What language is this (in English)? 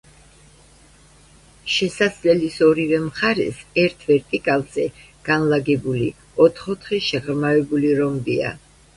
Georgian